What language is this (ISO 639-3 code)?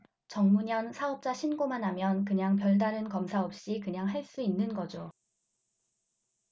kor